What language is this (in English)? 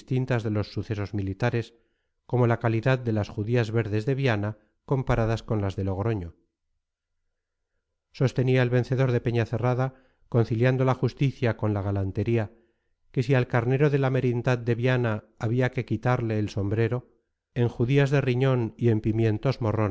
Spanish